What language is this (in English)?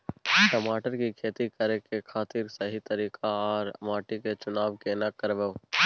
Maithili